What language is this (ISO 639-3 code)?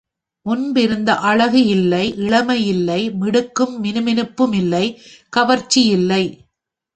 tam